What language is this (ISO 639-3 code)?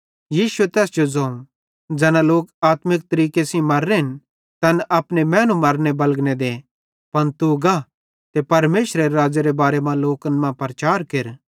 bhd